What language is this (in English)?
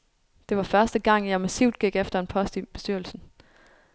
Danish